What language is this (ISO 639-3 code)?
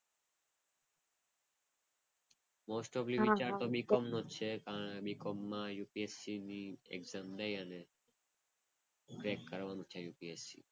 guj